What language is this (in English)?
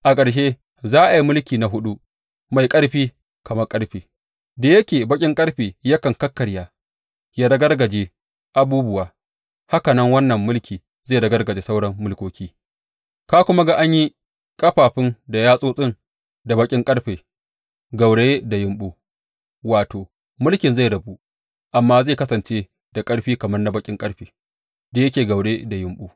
Hausa